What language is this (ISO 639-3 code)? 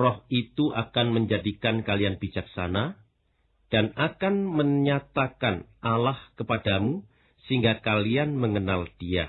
ind